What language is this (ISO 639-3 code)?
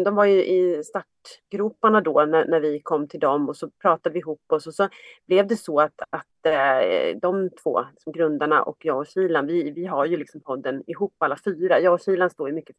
swe